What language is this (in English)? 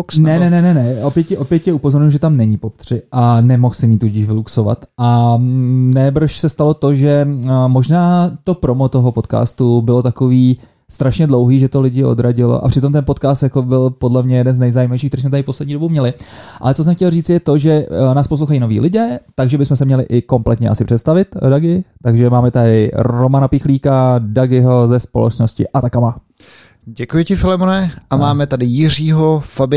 Czech